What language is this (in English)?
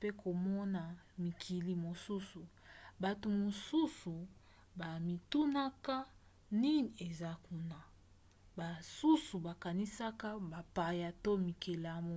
Lingala